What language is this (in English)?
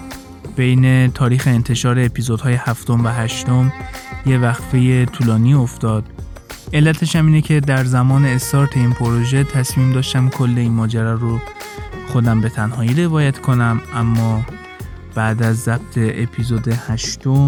Persian